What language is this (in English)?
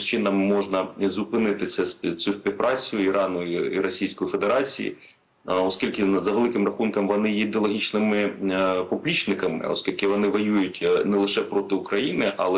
Ukrainian